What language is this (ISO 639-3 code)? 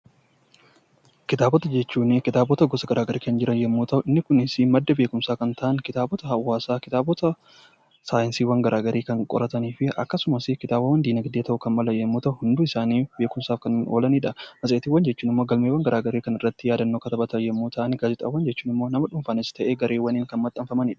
orm